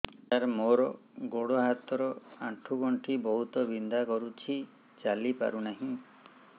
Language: Odia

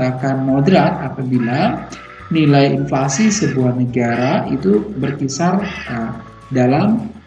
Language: Indonesian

